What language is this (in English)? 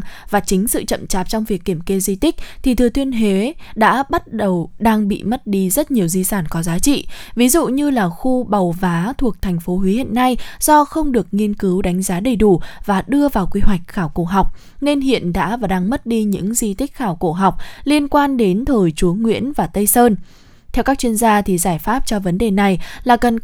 Vietnamese